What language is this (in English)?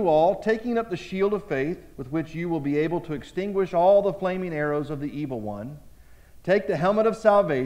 English